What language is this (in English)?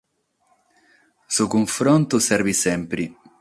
Sardinian